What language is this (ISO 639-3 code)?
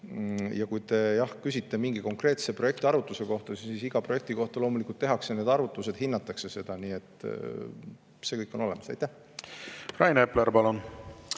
est